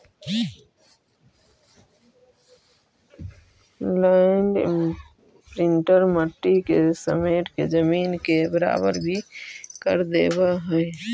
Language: Magahi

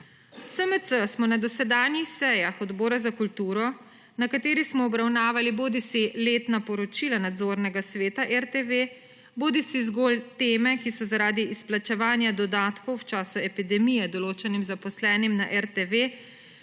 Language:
Slovenian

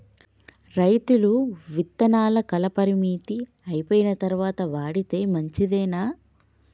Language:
Telugu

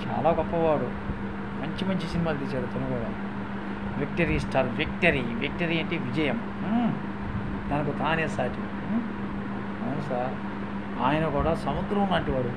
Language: Telugu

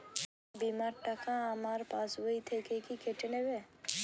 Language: Bangla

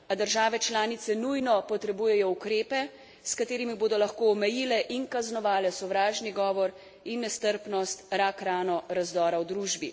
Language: Slovenian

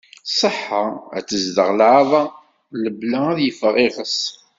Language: Kabyle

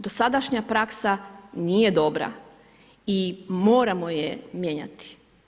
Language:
Croatian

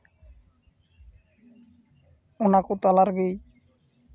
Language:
Santali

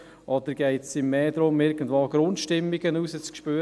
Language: Swiss German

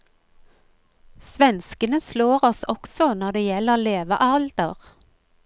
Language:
Norwegian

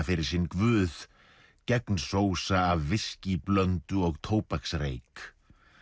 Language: Icelandic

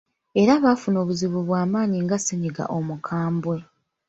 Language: Ganda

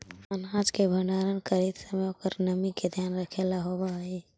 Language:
Magahi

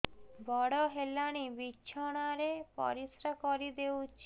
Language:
Odia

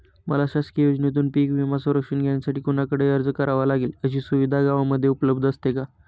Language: Marathi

